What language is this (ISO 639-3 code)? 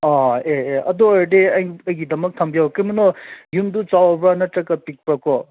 mni